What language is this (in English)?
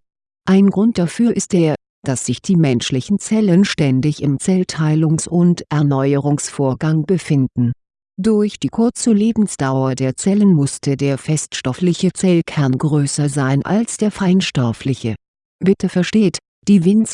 German